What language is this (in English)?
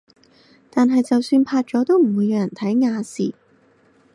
Cantonese